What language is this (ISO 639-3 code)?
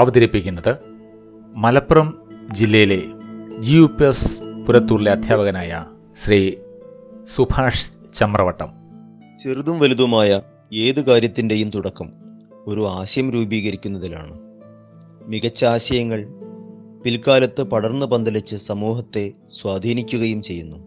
mal